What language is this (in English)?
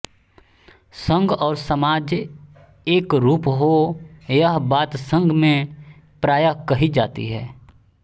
Hindi